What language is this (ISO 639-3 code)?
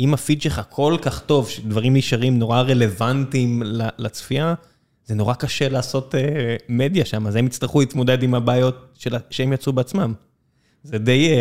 heb